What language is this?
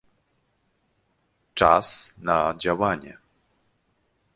Polish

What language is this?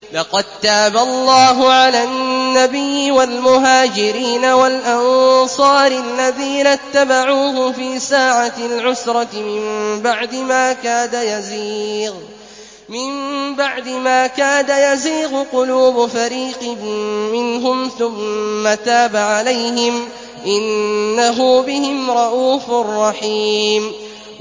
Arabic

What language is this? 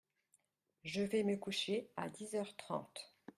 French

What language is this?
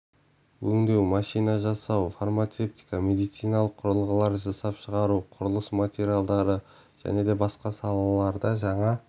Kazakh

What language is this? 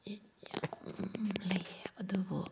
Manipuri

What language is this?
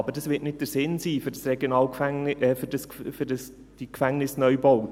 Swiss German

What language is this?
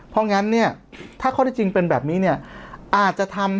Thai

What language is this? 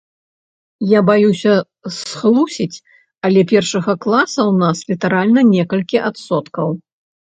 Belarusian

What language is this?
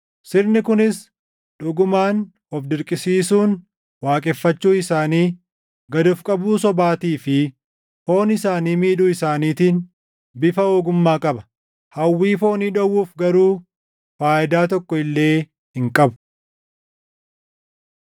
Oromo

